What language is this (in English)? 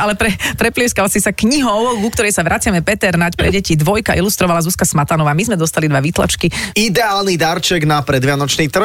Slovak